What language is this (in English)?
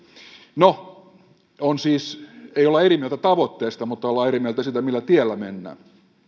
Finnish